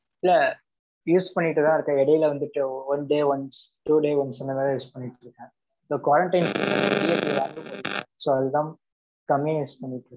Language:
Tamil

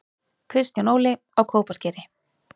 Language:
Icelandic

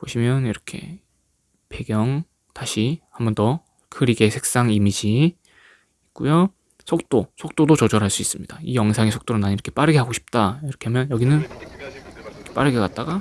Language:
Korean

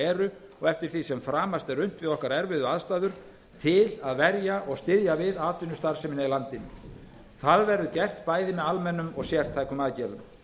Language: Icelandic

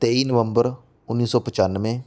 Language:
Punjabi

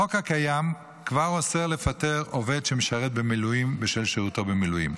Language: Hebrew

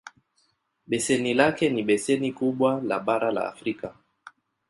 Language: Swahili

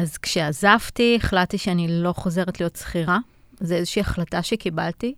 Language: Hebrew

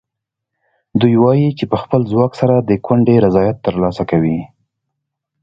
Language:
Pashto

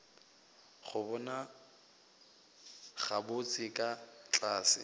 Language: Northern Sotho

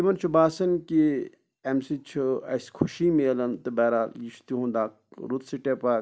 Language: Kashmiri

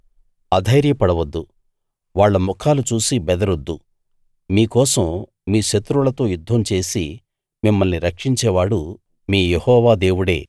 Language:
Telugu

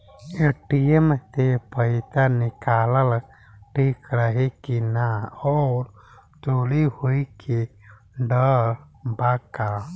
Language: Bhojpuri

